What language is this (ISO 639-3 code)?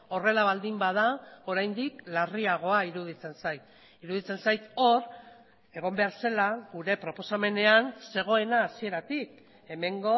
eus